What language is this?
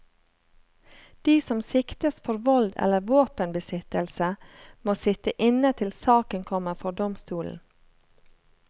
Norwegian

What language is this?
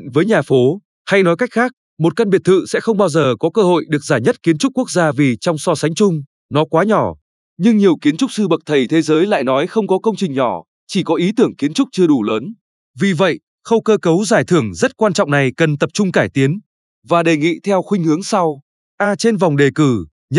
Vietnamese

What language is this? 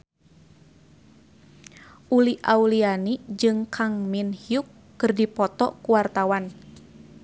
Sundanese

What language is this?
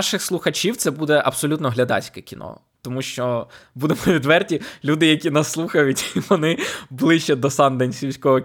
Ukrainian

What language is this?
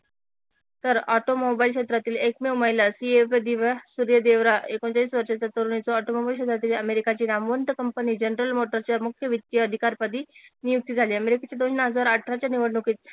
Marathi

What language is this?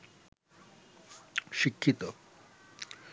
Bangla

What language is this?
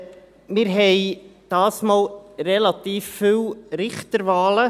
Swiss German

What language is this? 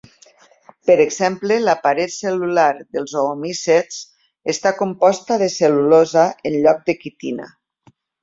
Catalan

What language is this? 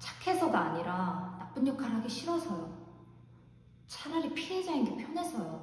Korean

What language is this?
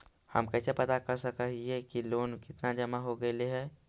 Magahi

